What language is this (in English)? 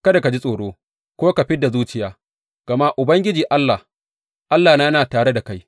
Hausa